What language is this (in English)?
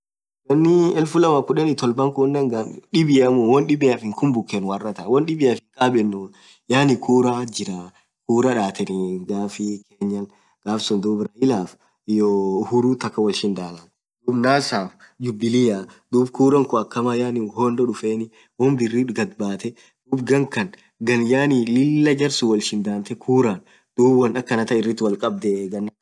Orma